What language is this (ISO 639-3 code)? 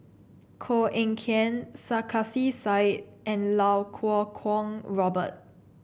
eng